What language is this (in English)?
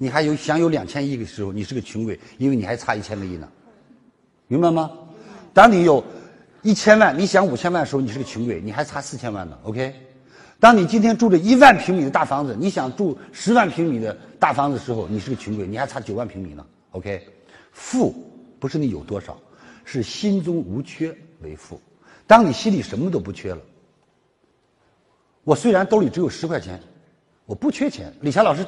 Chinese